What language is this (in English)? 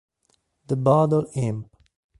Italian